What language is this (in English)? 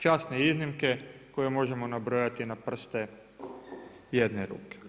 Croatian